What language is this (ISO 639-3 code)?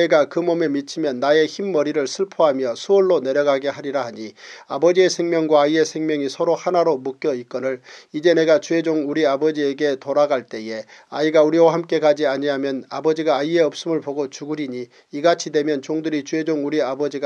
kor